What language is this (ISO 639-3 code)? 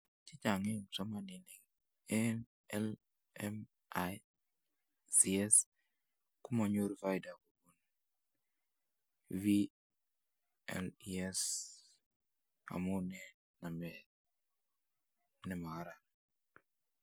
kln